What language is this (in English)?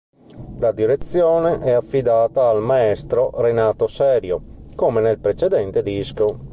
Italian